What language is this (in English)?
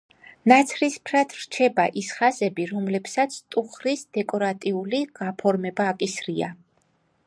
Georgian